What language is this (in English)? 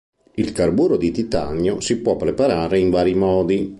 Italian